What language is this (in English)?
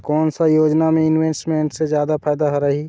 Chhattisgarhi